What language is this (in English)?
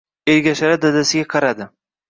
Uzbek